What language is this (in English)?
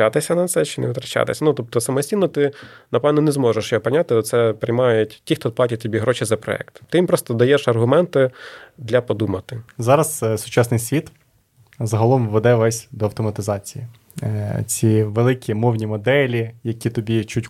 Ukrainian